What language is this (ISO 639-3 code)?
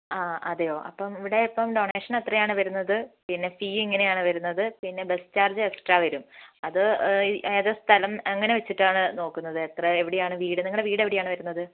mal